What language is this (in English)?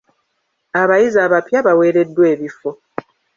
Ganda